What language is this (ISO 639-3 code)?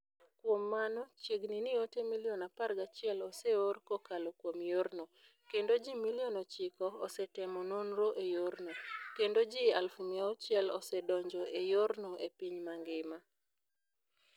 luo